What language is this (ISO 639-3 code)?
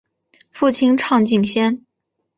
zho